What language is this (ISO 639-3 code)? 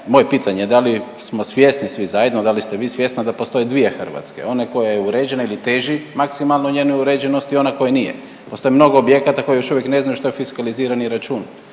hrv